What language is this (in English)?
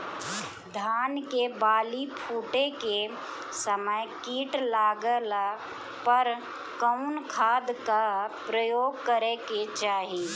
Bhojpuri